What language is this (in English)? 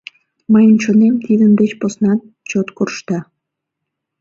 Mari